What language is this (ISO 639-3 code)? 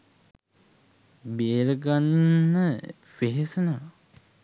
sin